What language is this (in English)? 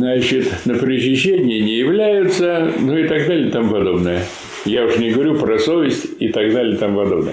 Russian